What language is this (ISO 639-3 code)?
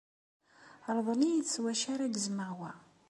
kab